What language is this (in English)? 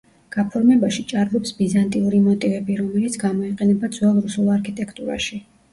Georgian